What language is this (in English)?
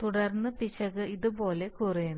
Malayalam